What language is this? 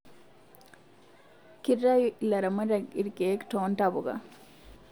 Masai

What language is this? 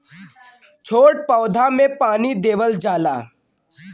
Bhojpuri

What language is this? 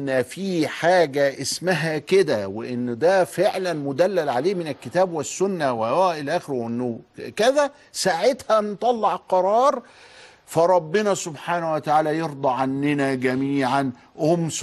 Arabic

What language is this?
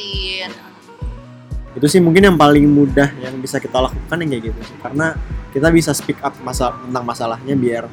Indonesian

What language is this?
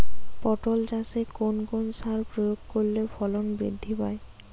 Bangla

